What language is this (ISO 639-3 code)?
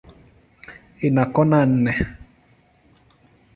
swa